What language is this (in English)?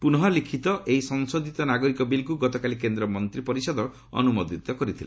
Odia